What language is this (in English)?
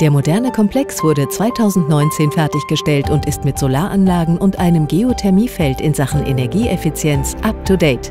German